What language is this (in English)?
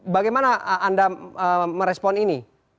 Indonesian